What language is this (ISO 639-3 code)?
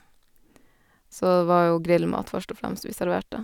nor